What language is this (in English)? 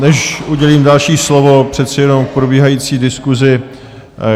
Czech